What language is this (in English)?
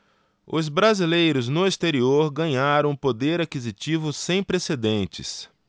Portuguese